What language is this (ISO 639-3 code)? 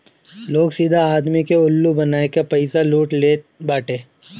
bho